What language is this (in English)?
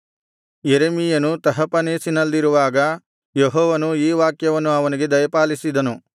Kannada